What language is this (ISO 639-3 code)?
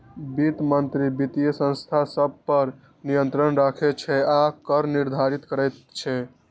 mai